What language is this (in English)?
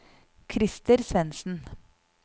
Norwegian